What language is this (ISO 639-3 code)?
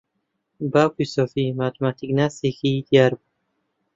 ckb